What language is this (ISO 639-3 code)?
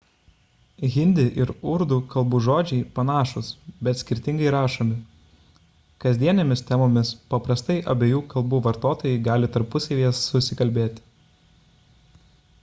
lit